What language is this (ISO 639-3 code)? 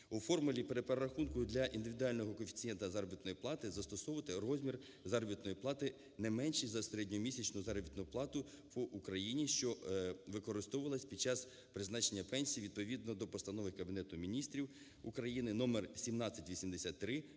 ukr